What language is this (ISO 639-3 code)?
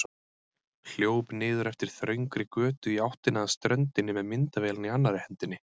isl